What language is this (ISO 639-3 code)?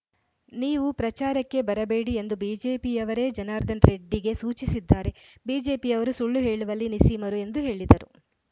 kan